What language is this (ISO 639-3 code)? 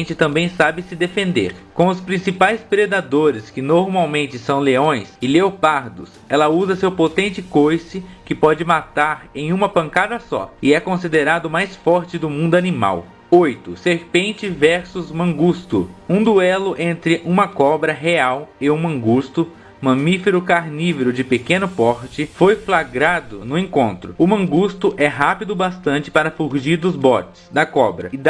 por